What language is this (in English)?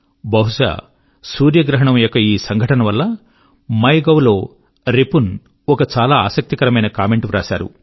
Telugu